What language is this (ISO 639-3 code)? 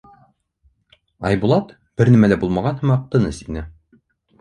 bak